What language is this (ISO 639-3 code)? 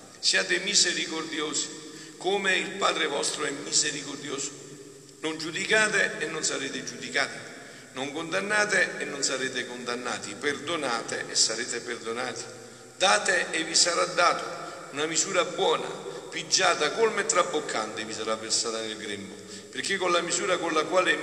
ita